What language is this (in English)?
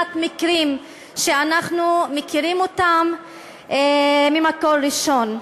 Hebrew